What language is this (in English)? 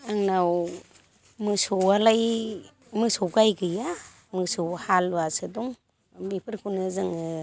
Bodo